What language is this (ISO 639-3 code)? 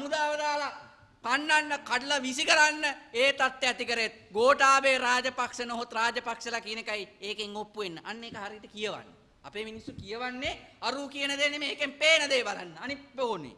ind